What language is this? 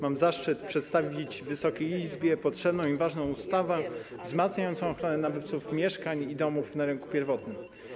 Polish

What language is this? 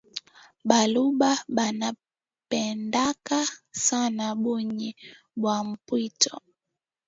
Swahili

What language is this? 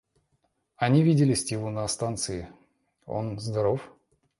Russian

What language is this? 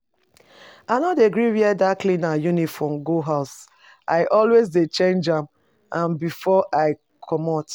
Nigerian Pidgin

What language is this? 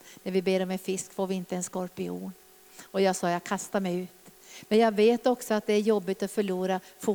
Swedish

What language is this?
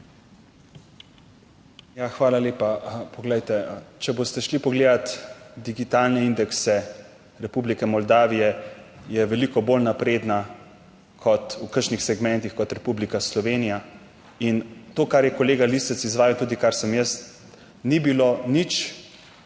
Slovenian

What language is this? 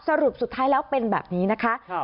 Thai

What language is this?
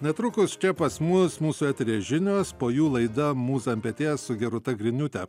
Lithuanian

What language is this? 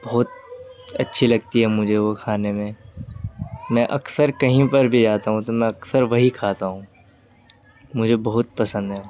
Urdu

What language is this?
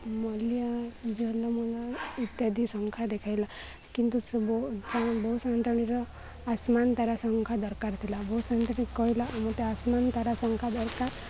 Odia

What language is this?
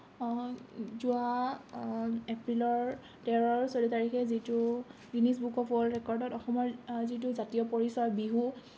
Assamese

